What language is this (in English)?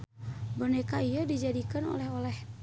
Sundanese